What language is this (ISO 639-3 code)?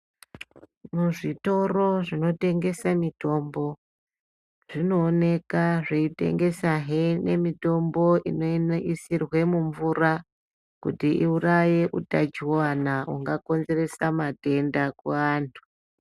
ndc